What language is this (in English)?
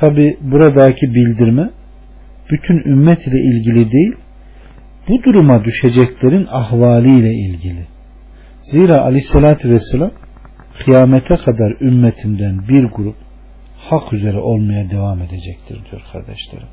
Turkish